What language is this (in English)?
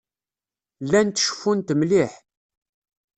Kabyle